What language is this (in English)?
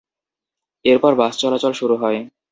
Bangla